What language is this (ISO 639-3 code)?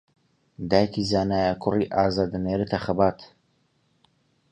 ckb